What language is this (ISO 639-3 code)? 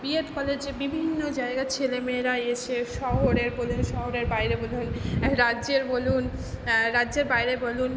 ben